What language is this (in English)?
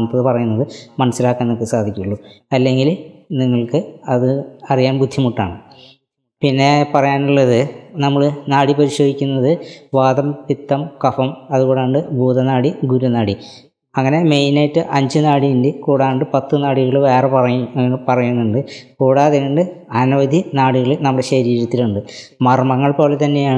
Malayalam